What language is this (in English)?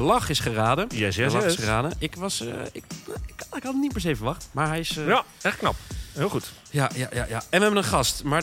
Dutch